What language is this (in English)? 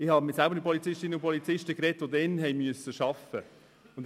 Swiss German